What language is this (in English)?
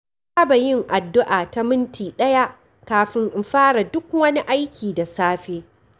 Hausa